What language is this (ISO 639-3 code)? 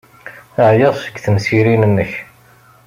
kab